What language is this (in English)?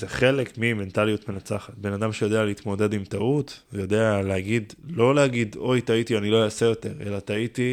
Hebrew